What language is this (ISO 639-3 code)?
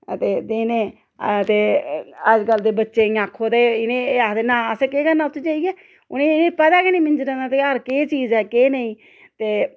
doi